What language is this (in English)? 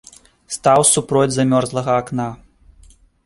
Belarusian